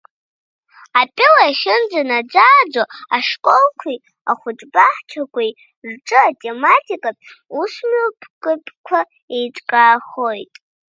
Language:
Abkhazian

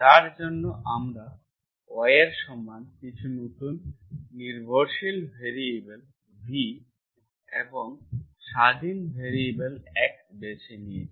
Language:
Bangla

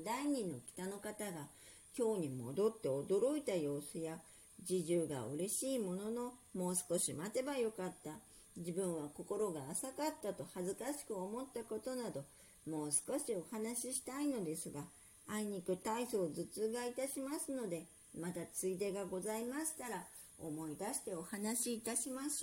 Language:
Japanese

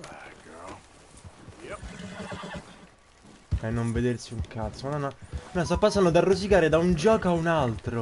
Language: Italian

